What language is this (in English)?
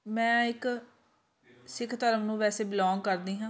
Punjabi